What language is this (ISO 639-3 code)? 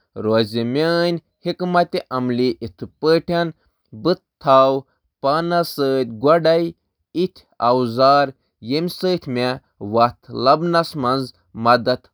kas